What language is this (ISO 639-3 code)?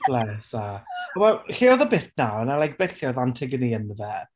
cym